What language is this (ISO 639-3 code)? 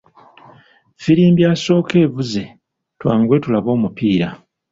lug